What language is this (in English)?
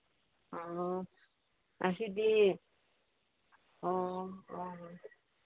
Manipuri